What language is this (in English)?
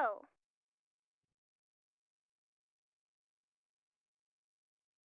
Portuguese